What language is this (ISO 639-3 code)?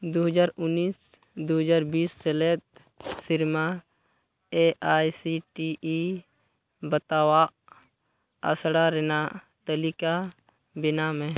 sat